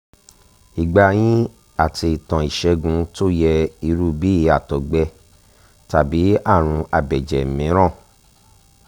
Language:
Yoruba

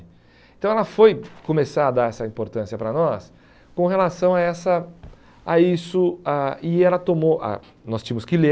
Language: Portuguese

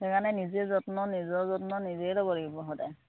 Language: Assamese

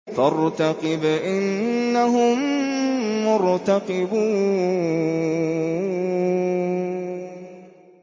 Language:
Arabic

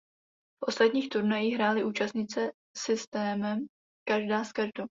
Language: Czech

